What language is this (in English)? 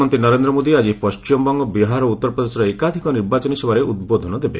Odia